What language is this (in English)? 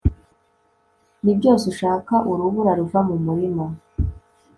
Kinyarwanda